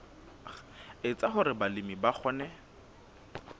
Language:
Southern Sotho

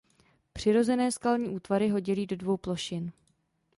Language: Czech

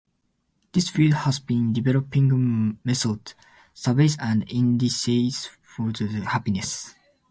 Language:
English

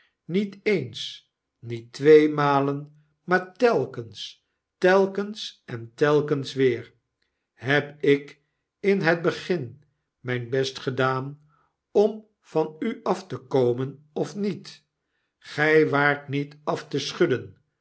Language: Dutch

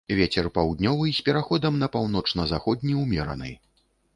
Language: Belarusian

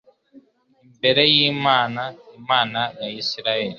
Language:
Kinyarwanda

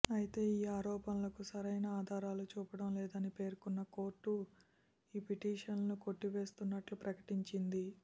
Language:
Telugu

